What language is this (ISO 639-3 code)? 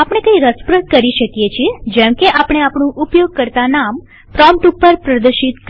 guj